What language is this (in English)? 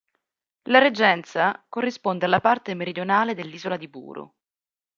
Italian